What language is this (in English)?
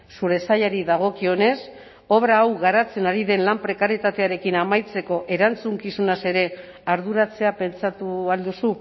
Basque